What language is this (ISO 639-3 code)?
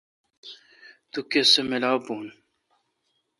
xka